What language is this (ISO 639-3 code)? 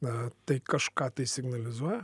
lit